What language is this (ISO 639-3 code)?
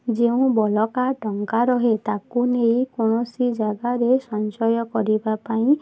ori